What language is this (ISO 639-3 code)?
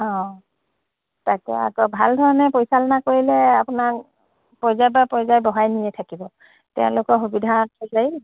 asm